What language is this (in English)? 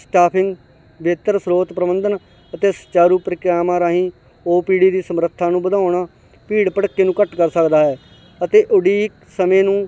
Punjabi